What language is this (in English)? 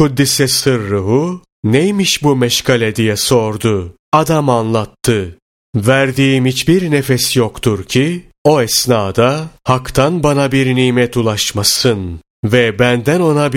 Turkish